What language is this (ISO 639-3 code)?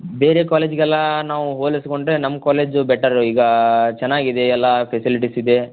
kan